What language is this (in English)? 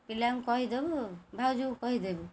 Odia